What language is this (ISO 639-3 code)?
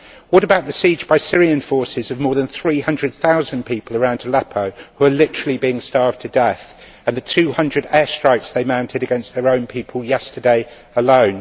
eng